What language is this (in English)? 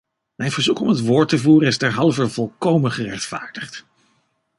Dutch